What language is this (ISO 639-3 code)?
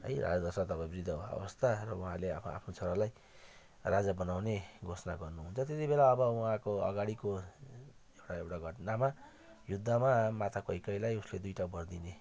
nep